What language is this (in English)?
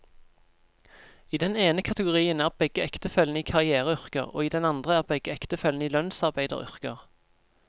Norwegian